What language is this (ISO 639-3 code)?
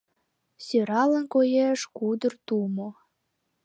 chm